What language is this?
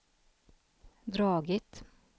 Swedish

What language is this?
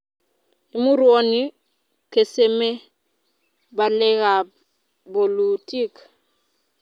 Kalenjin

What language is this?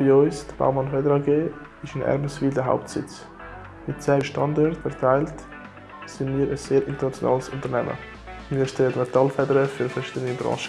German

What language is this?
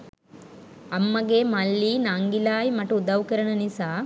Sinhala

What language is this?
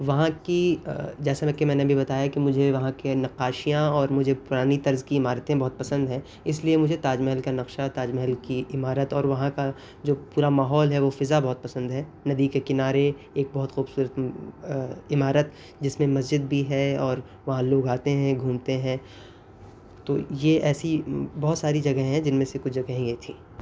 Urdu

